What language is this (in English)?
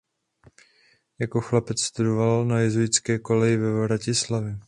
Czech